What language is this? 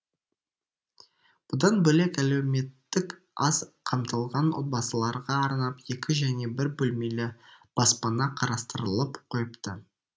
Kazakh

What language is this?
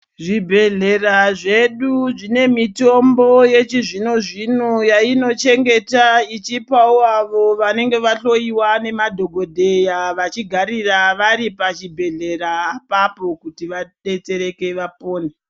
Ndau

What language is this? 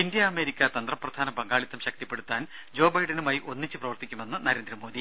Malayalam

